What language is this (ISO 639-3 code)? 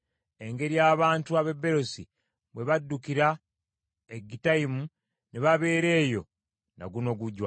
lug